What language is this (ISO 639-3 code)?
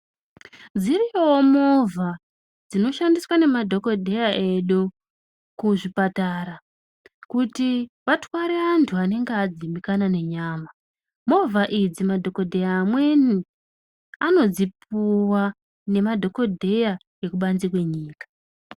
ndc